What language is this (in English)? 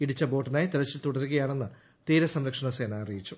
Malayalam